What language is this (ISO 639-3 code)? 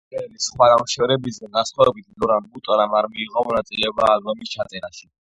kat